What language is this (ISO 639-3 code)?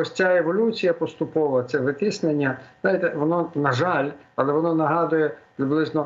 ukr